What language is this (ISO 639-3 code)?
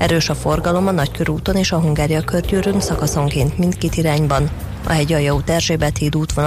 hun